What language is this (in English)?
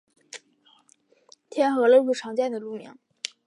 Chinese